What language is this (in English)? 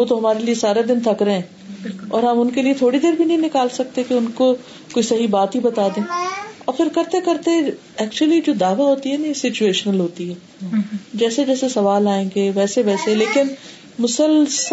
Urdu